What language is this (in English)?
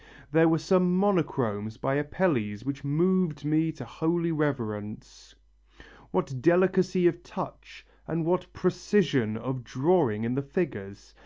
English